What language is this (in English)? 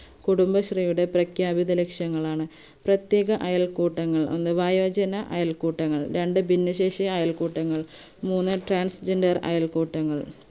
Malayalam